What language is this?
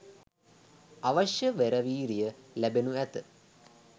Sinhala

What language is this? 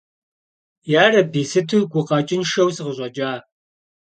Kabardian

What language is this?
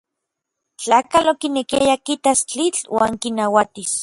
Orizaba Nahuatl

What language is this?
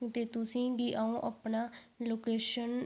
Dogri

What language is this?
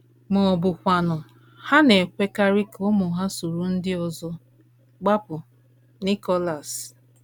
Igbo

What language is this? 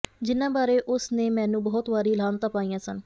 Punjabi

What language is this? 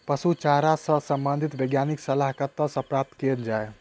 Maithili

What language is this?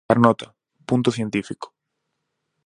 Galician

